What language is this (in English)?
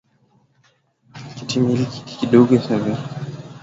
Swahili